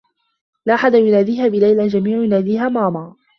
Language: Arabic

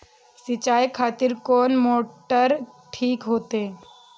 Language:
Maithili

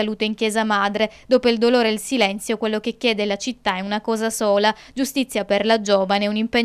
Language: Italian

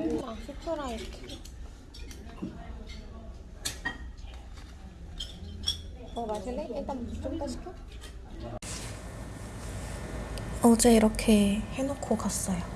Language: Korean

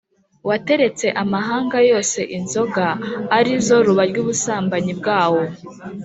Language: Kinyarwanda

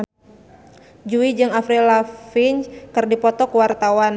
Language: Sundanese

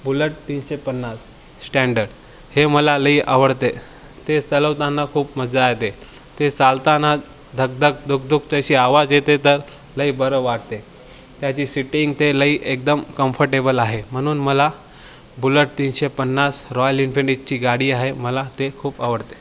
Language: Marathi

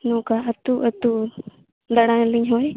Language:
Santali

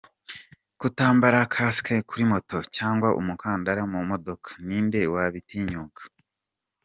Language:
Kinyarwanda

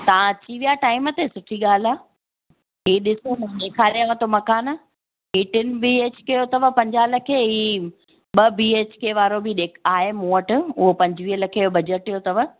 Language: Sindhi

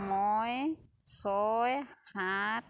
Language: Assamese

